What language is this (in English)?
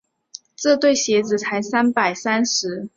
Chinese